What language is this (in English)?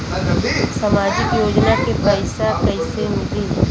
Bhojpuri